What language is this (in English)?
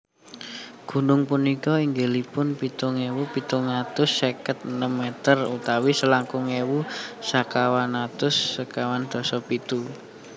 Javanese